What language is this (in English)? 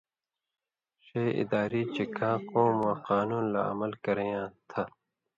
Indus Kohistani